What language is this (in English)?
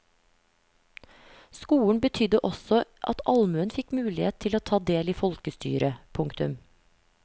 Norwegian